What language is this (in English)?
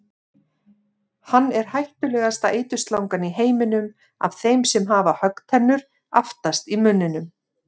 Icelandic